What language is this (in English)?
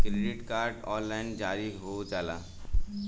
Bhojpuri